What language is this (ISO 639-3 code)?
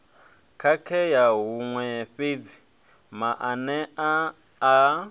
ven